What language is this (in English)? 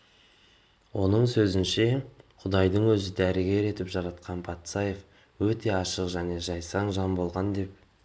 Kazakh